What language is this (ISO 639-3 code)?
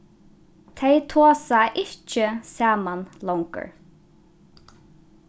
fao